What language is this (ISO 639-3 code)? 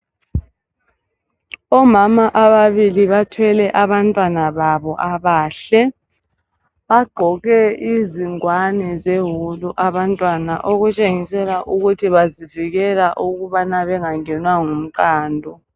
nde